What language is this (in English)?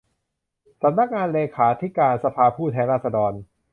Thai